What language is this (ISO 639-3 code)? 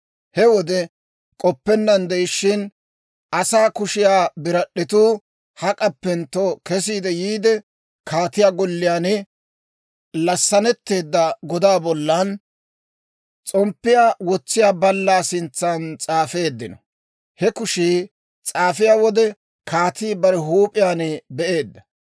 dwr